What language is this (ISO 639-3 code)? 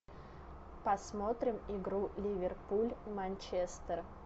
rus